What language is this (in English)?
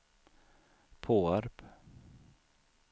Swedish